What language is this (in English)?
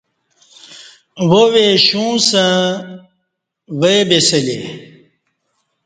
Kati